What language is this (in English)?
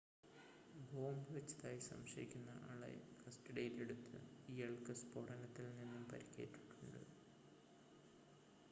Malayalam